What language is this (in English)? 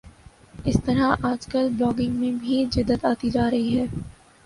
Urdu